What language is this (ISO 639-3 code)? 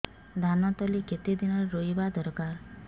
ori